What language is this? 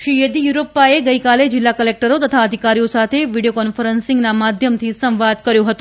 Gujarati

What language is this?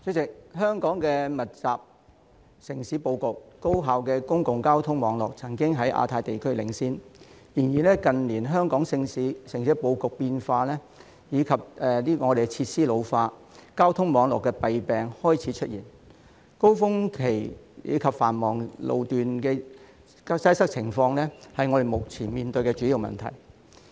Cantonese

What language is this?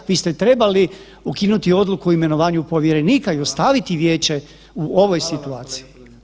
Croatian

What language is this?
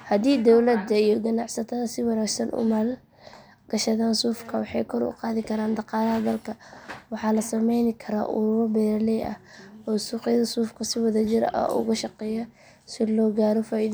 Somali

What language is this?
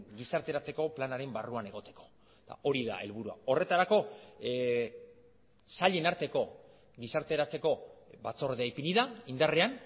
Basque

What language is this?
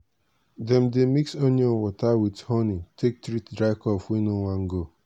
Nigerian Pidgin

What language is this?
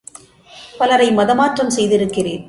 Tamil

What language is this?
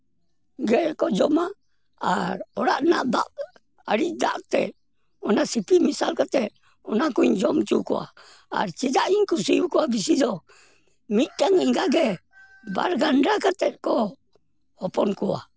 Santali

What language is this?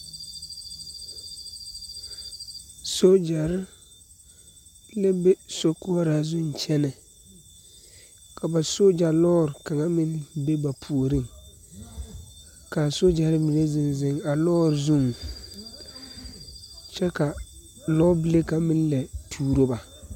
Southern Dagaare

